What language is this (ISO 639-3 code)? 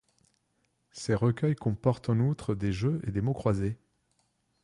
fra